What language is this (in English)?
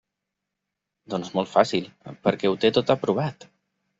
Catalan